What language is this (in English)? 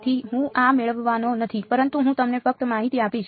Gujarati